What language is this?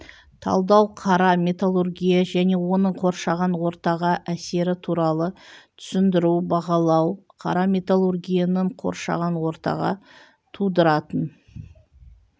Kazakh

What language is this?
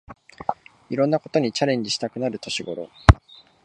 Japanese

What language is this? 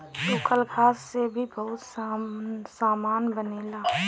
Bhojpuri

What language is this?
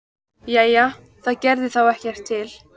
Icelandic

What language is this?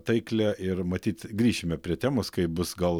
Lithuanian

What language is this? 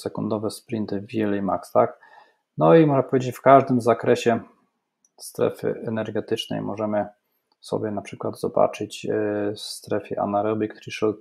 Polish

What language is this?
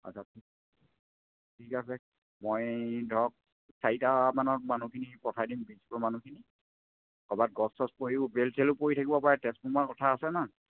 Assamese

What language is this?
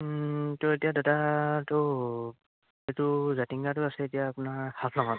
Assamese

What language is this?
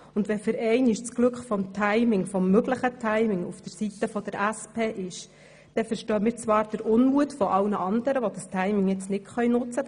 Swiss German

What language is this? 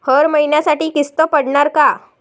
Marathi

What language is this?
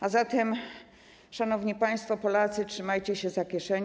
Polish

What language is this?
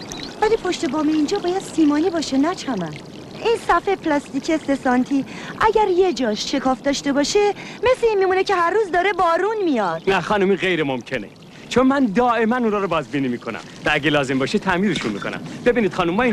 Persian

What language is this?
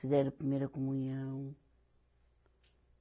Portuguese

